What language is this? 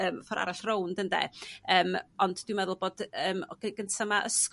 Welsh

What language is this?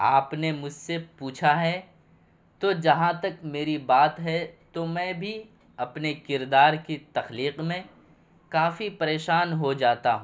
Urdu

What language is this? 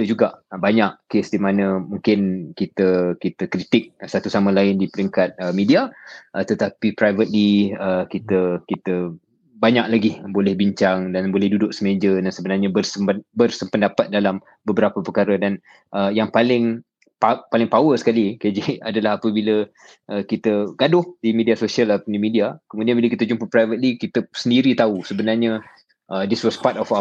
Malay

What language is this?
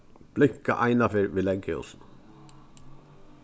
Faroese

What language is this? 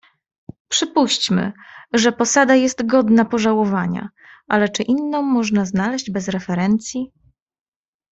Polish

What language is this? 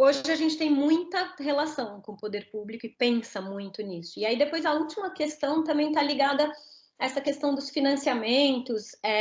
Portuguese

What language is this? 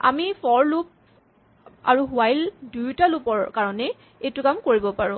Assamese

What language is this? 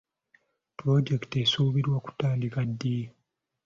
Ganda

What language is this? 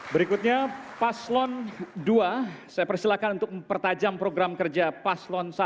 Indonesian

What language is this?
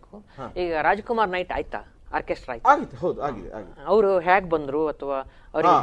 Kannada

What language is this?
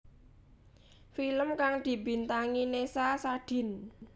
Javanese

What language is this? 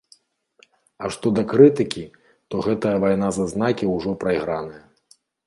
Belarusian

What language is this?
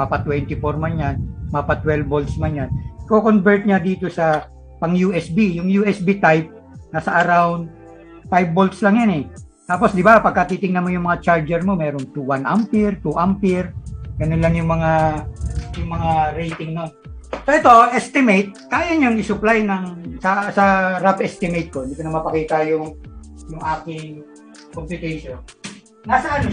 Filipino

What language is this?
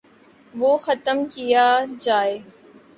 Urdu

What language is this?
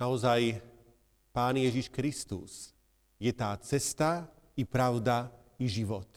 Slovak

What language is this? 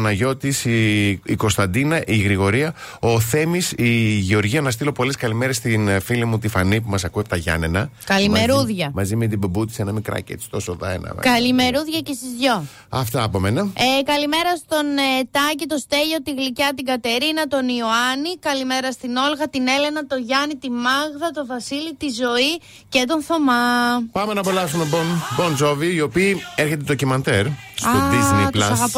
Greek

